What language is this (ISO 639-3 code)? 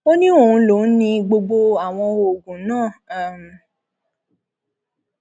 yor